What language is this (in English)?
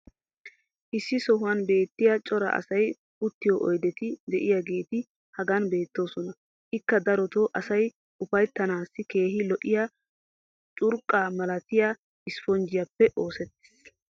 Wolaytta